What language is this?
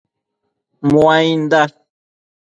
Matsés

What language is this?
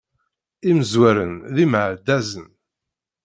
Kabyle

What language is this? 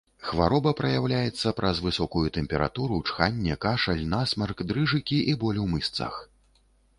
Belarusian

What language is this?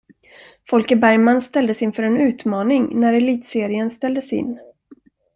Swedish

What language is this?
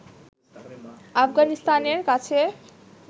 Bangla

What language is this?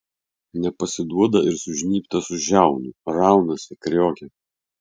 Lithuanian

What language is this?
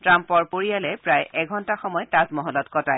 Assamese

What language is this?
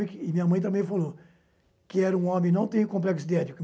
Portuguese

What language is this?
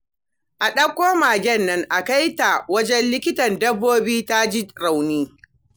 Hausa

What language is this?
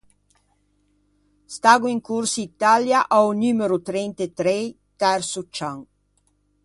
Ligurian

